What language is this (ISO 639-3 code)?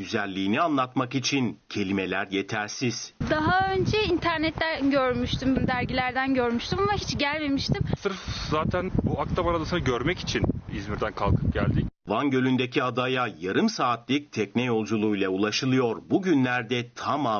tur